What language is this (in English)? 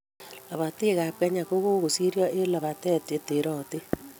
Kalenjin